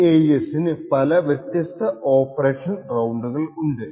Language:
Malayalam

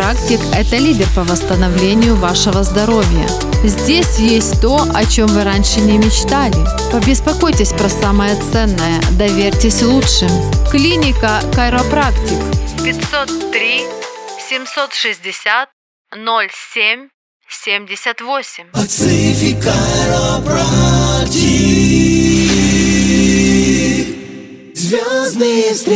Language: Russian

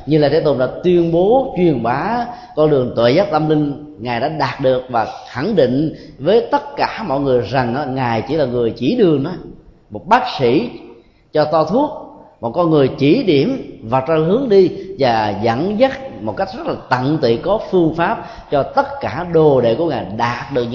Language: Vietnamese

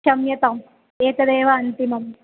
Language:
Sanskrit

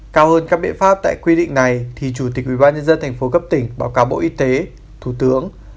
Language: Vietnamese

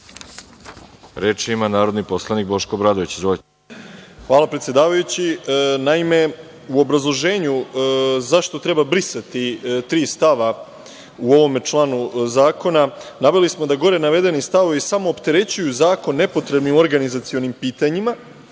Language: Serbian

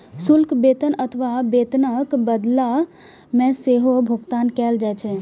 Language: Maithili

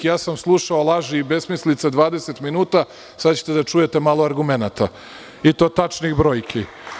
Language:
Serbian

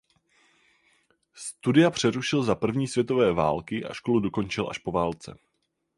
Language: Czech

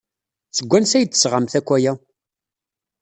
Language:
Kabyle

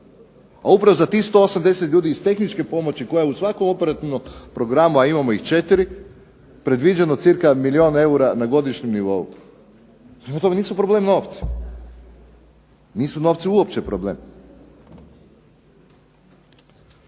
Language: Croatian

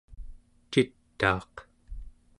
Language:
Central Yupik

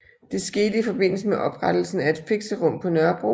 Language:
Danish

